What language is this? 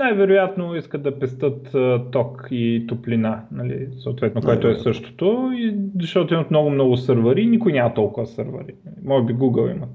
Bulgarian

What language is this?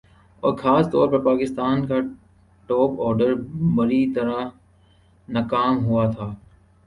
Urdu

